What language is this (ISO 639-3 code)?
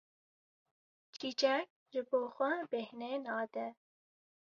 kur